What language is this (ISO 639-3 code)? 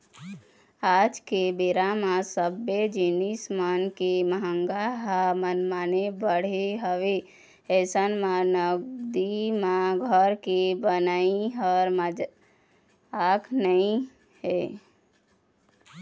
hne